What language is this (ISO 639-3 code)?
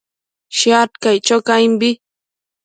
mcf